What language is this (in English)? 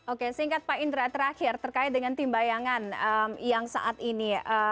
Indonesian